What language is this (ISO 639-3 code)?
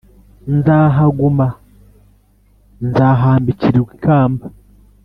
kin